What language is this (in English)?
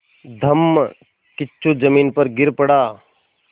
Hindi